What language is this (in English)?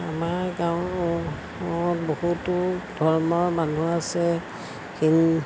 Assamese